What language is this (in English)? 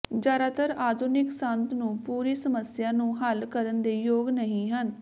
Punjabi